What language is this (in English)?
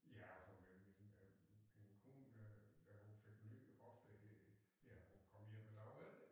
Danish